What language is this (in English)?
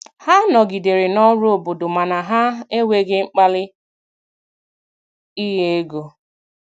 Igbo